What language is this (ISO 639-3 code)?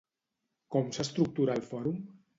cat